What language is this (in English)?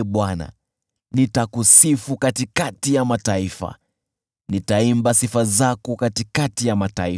Swahili